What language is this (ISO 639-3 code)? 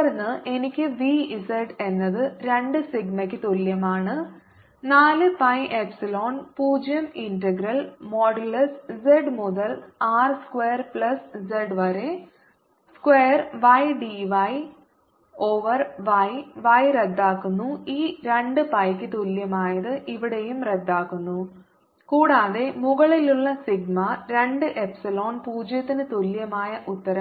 mal